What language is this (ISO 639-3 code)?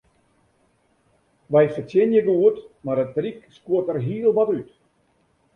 fry